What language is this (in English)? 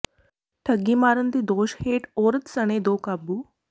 Punjabi